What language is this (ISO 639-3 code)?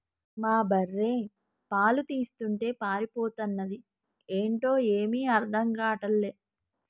tel